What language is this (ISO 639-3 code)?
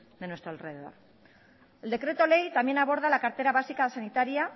spa